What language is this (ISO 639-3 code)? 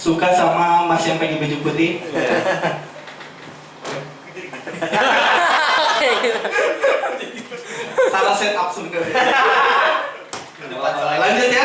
ind